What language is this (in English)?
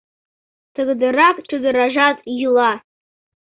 Mari